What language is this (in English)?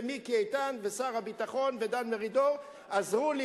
Hebrew